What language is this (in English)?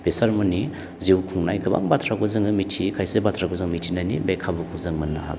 Bodo